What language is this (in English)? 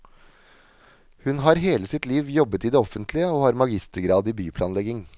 Norwegian